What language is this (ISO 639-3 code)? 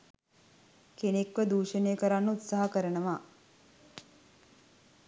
sin